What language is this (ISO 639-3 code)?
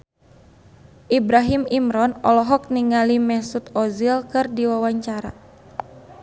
sun